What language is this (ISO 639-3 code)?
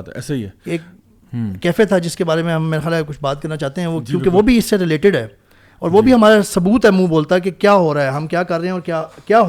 urd